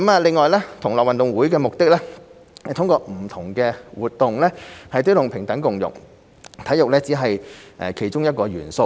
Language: Cantonese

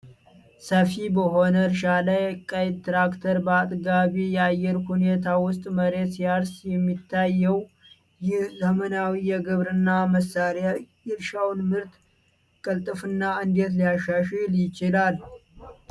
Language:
Amharic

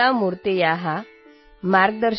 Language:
Assamese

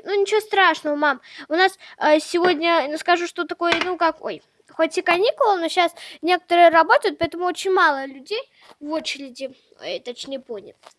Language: Russian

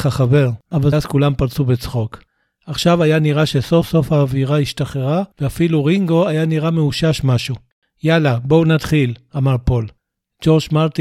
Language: Hebrew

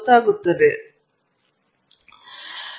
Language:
Kannada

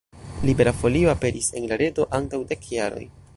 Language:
Esperanto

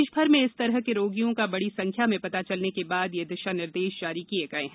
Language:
Hindi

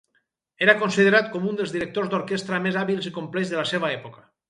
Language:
Catalan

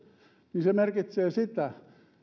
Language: Finnish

